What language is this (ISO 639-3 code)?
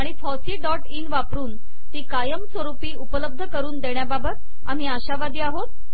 mar